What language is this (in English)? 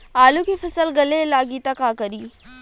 Bhojpuri